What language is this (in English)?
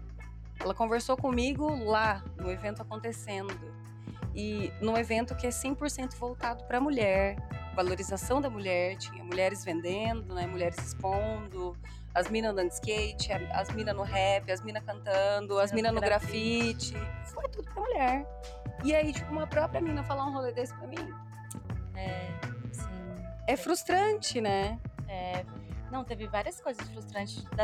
Portuguese